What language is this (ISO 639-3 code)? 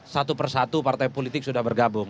ind